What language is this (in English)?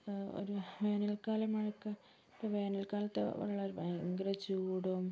Malayalam